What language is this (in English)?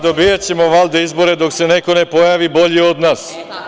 Serbian